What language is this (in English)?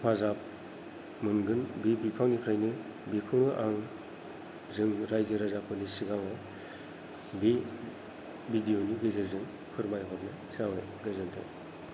Bodo